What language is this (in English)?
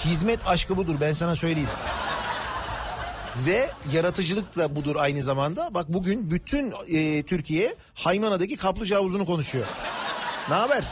Turkish